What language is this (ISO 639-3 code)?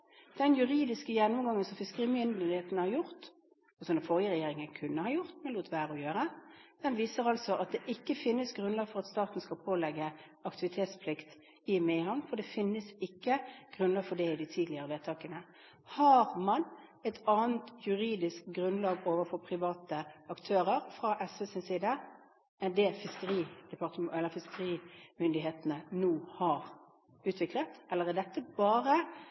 nob